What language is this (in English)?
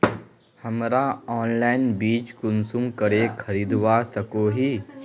Magahi